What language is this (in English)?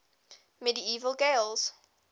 English